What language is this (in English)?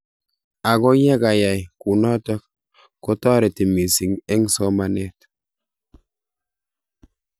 Kalenjin